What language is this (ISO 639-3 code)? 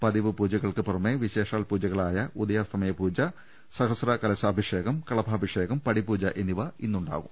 mal